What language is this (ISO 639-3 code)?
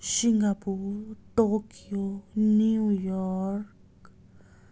nep